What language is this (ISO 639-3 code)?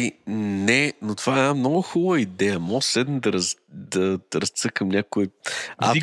bul